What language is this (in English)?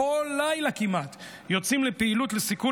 Hebrew